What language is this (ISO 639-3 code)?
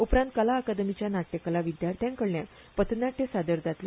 kok